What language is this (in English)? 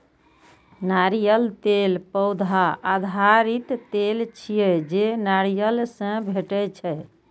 Maithili